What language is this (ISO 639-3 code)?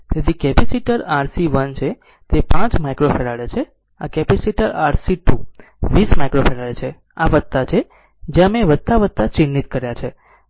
guj